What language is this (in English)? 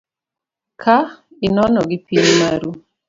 Luo (Kenya and Tanzania)